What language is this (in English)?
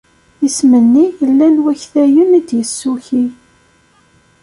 Kabyle